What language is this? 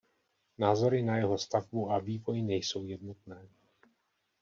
Czech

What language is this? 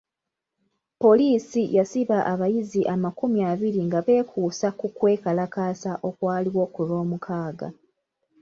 Ganda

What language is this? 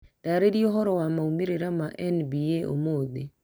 Kikuyu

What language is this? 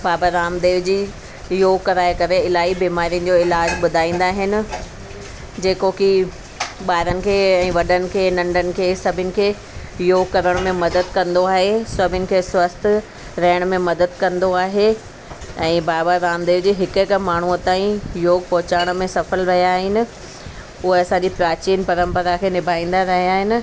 Sindhi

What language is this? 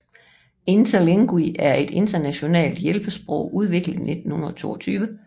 Danish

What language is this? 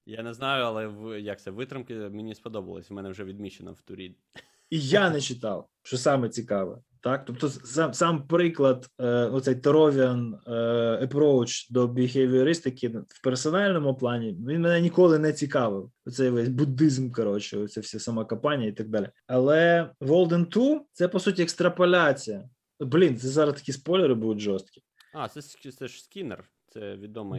Ukrainian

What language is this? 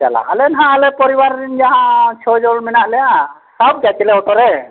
Santali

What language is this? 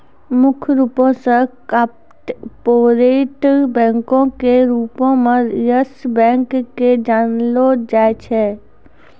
Maithili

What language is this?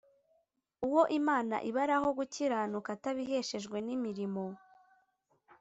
Kinyarwanda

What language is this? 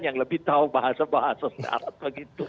Indonesian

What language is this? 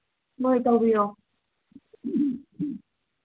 Manipuri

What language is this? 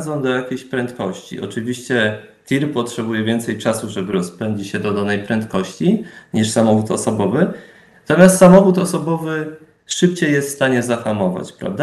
Polish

